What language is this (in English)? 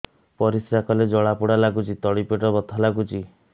Odia